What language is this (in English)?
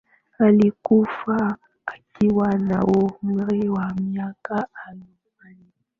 Swahili